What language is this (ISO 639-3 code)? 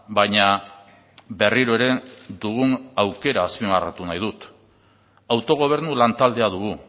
eus